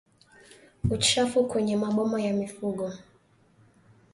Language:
Swahili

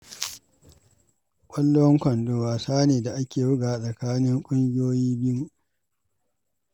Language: Hausa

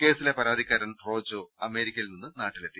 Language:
Malayalam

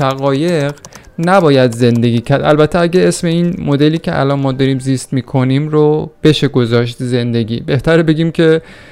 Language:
Persian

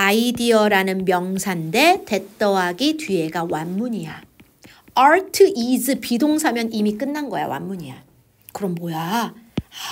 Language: Korean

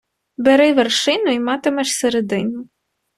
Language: Ukrainian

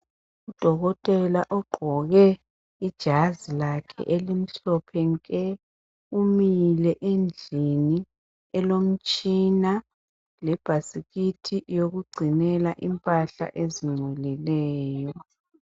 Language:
North Ndebele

